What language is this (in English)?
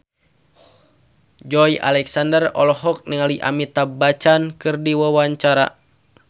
Sundanese